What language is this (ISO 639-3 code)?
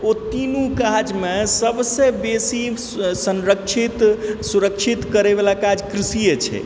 mai